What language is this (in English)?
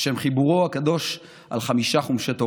Hebrew